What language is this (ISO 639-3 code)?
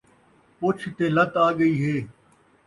skr